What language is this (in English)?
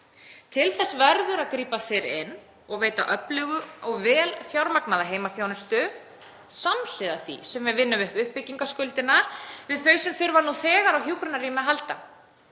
Icelandic